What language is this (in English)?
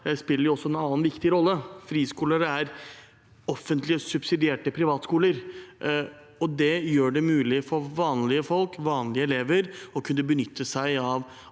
Norwegian